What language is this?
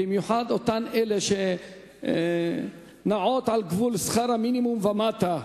Hebrew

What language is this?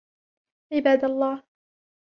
Arabic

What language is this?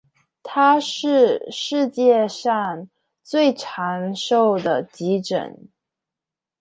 Chinese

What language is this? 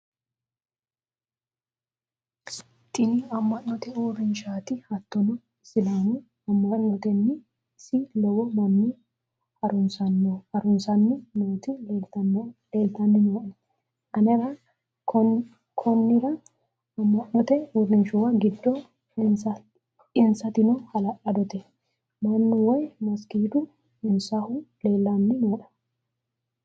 Sidamo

